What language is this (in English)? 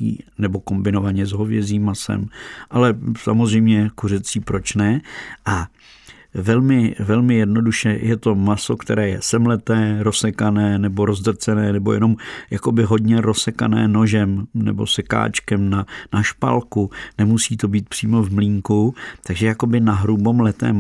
Czech